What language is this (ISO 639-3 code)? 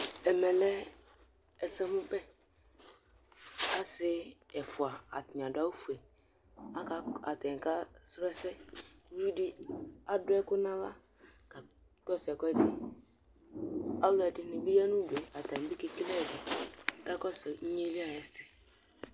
kpo